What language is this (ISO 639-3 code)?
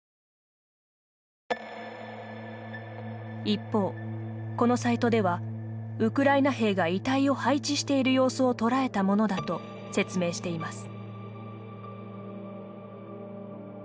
jpn